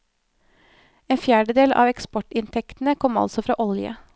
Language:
Norwegian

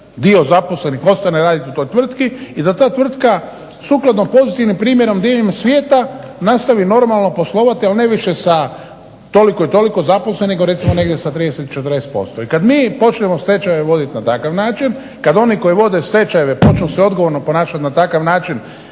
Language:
Croatian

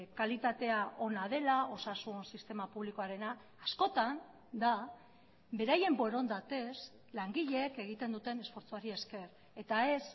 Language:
Basque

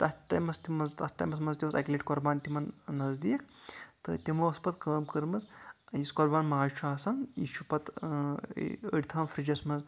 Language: Kashmiri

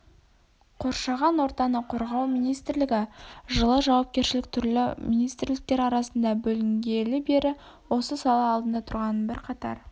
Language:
Kazakh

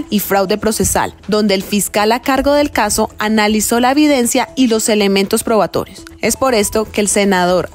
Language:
Spanish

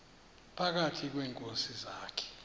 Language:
Xhosa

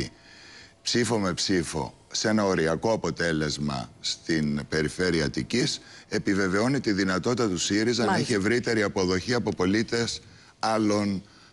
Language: Greek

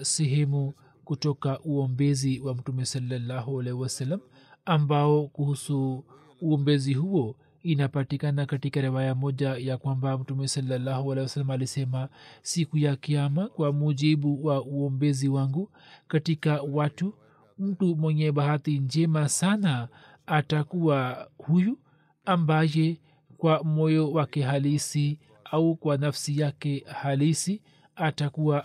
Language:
Swahili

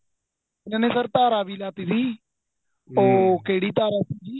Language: Punjabi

